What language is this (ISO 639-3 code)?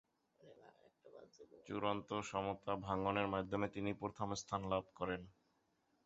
ben